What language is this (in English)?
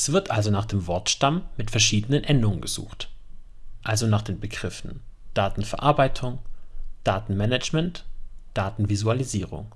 German